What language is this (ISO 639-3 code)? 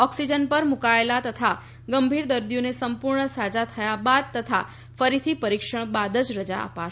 guj